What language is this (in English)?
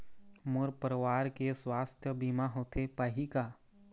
Chhattisgarhi